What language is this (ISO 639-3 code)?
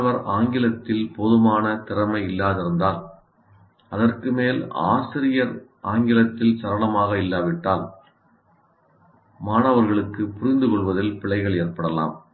tam